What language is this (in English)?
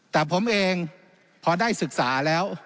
Thai